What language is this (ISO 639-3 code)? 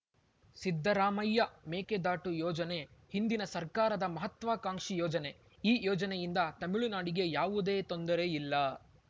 kan